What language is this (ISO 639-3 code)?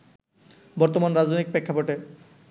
ben